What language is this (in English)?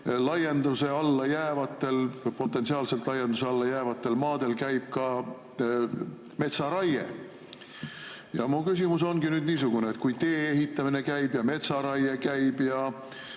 Estonian